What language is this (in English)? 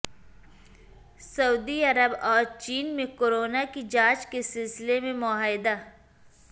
Urdu